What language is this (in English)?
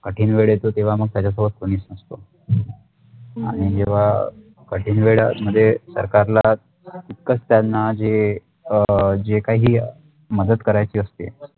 Marathi